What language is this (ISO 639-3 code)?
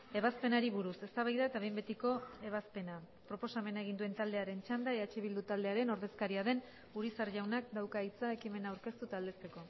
eus